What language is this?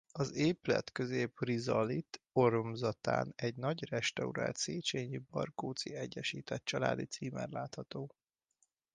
Hungarian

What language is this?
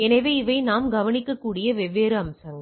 Tamil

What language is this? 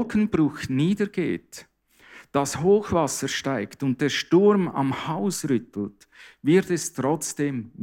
German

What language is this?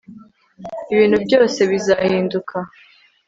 Kinyarwanda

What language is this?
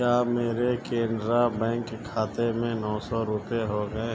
Urdu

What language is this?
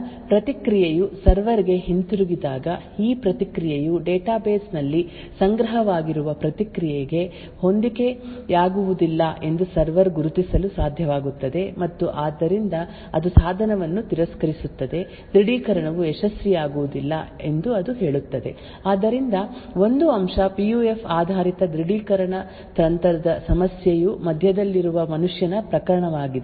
Kannada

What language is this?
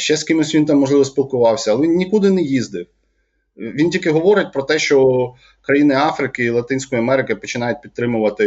Ukrainian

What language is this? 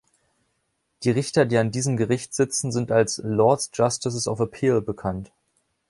German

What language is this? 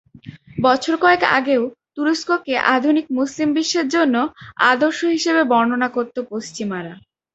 Bangla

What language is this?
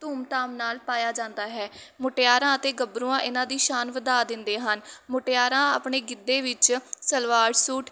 Punjabi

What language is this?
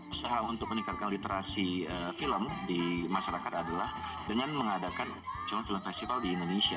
Indonesian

